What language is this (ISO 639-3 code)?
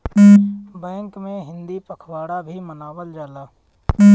bho